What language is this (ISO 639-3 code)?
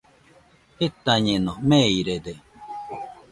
hux